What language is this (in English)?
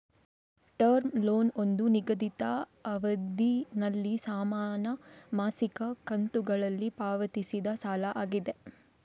Kannada